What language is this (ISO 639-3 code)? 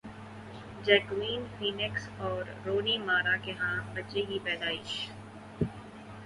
urd